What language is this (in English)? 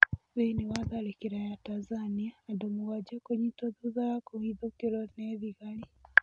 Kikuyu